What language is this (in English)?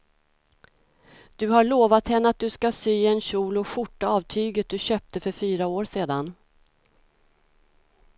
Swedish